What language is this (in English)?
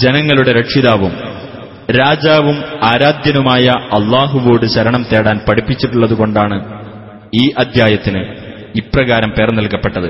Malayalam